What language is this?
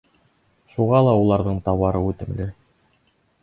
Bashkir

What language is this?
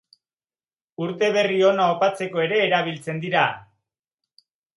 Basque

